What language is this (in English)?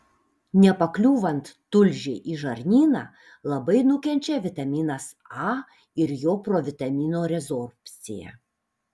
Lithuanian